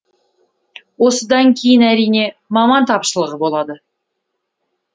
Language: Kazakh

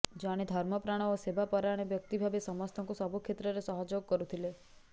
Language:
Odia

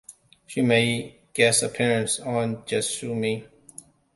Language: English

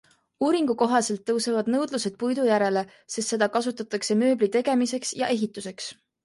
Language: Estonian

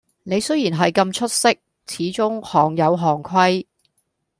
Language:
Cantonese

